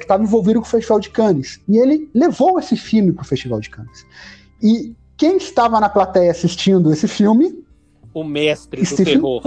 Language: Portuguese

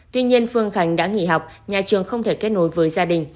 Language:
Vietnamese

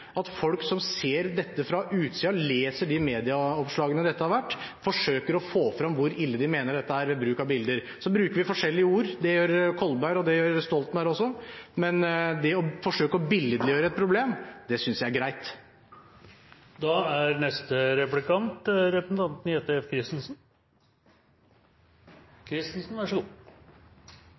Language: Norwegian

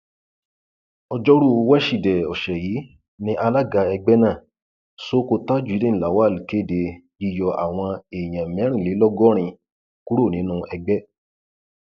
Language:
Yoruba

